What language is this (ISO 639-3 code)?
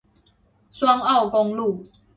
zho